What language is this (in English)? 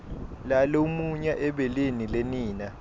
Swati